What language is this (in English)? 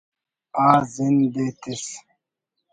Brahui